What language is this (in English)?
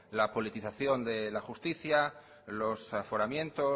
Spanish